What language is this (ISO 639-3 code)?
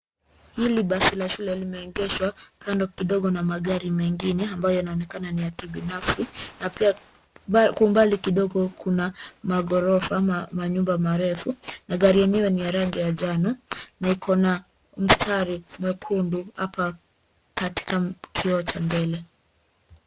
swa